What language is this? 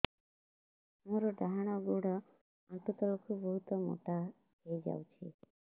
Odia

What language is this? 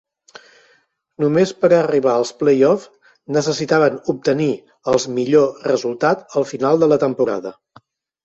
Catalan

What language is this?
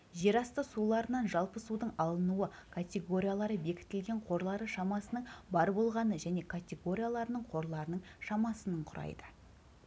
Kazakh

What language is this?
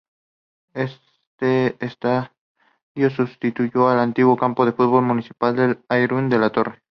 Spanish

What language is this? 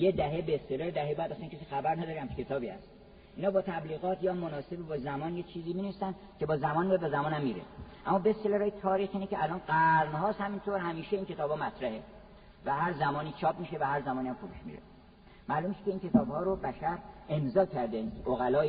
Persian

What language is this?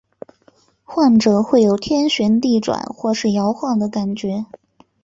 Chinese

